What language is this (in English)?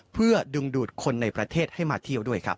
Thai